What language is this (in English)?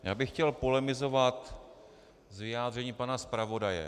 Czech